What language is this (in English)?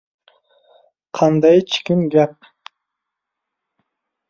Uzbek